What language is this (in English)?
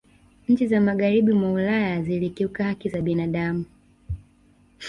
Swahili